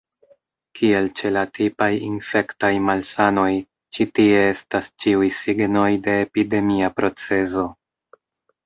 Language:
Esperanto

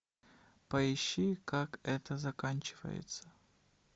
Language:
Russian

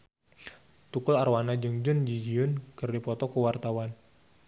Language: Sundanese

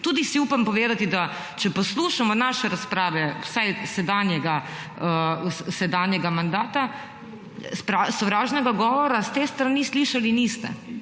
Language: Slovenian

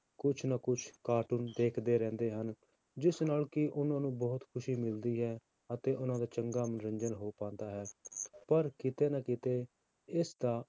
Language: Punjabi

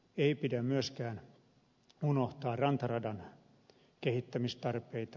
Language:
Finnish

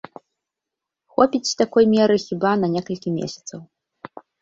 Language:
Belarusian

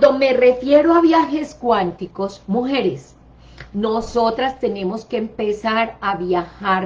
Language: Spanish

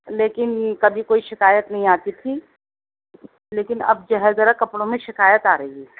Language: Urdu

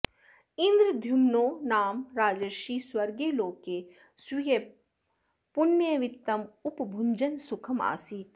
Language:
Sanskrit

